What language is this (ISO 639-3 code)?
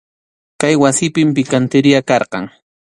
qxu